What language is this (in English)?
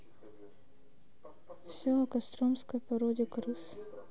Russian